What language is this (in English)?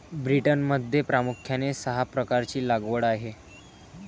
Marathi